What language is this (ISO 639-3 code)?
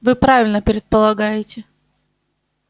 rus